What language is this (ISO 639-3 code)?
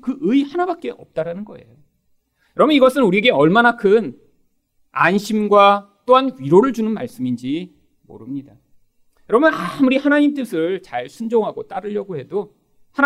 kor